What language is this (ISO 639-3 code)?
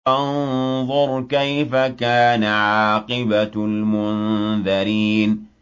ara